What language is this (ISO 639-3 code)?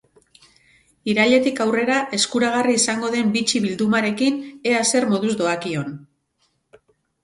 eus